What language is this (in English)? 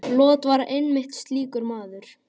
Icelandic